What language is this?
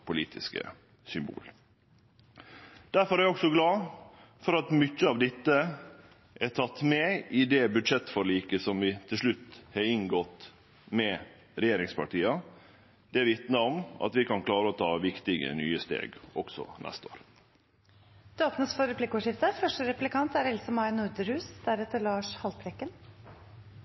Norwegian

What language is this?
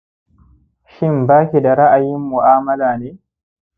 Hausa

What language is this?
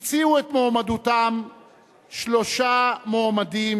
Hebrew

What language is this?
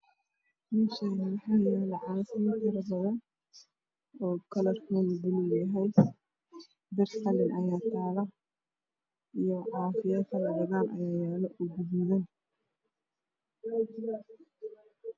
Somali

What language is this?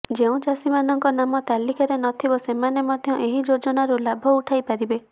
Odia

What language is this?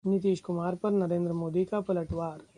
Hindi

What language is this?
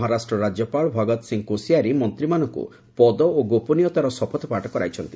Odia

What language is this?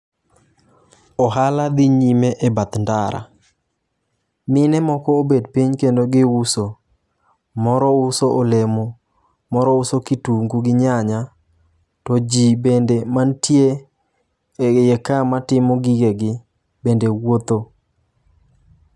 Luo (Kenya and Tanzania)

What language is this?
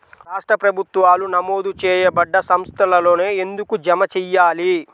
Telugu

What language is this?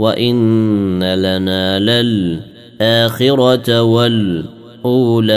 Arabic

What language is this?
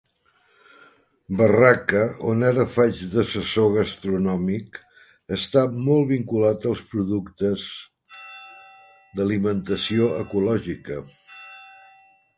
Catalan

